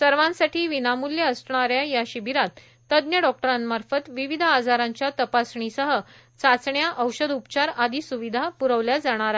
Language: Marathi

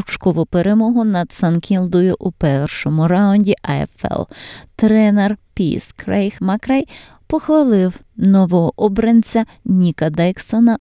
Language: Ukrainian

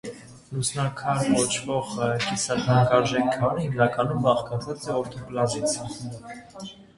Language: Armenian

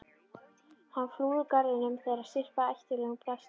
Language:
Icelandic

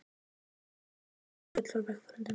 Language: Icelandic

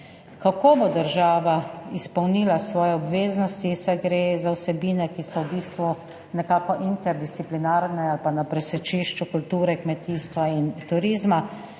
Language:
Slovenian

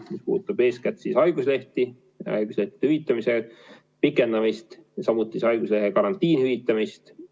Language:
Estonian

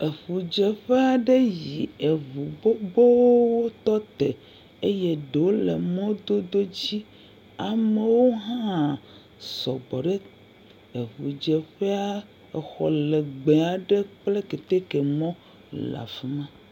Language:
Ewe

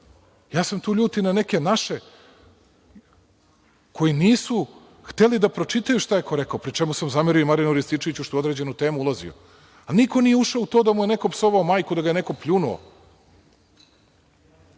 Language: Serbian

